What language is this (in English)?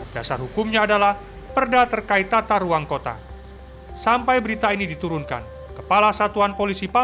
Indonesian